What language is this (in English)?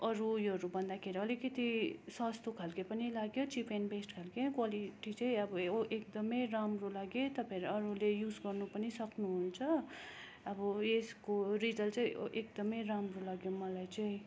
Nepali